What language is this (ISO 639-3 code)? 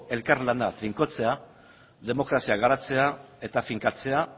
eus